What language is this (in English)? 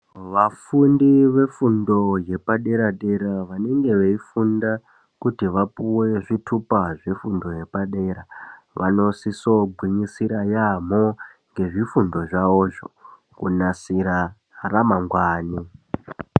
Ndau